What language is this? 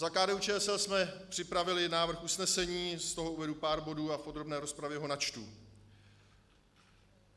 Czech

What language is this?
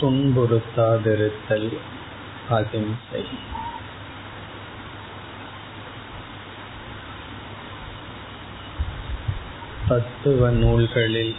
Tamil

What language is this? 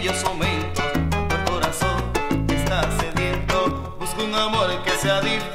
Arabic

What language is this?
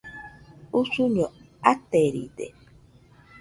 Nüpode Huitoto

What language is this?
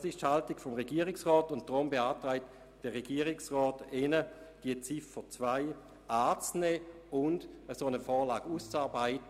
Swiss German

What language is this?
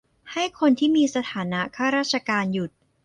Thai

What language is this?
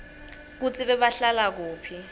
Swati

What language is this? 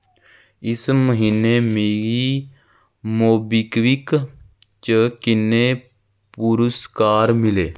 Dogri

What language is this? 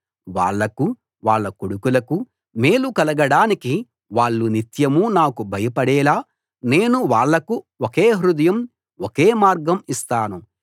Telugu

